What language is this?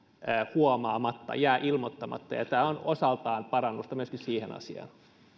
Finnish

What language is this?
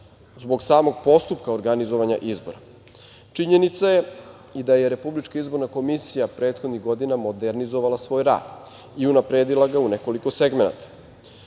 Serbian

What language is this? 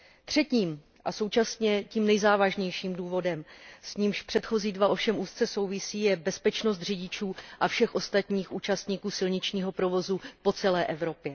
Czech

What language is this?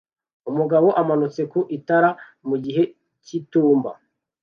Kinyarwanda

